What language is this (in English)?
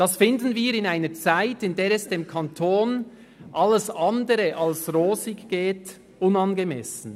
Swiss German